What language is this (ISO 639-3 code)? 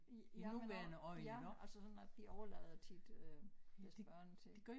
dan